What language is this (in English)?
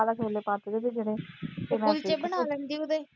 Punjabi